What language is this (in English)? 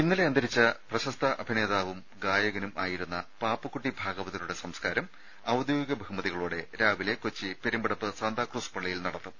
Malayalam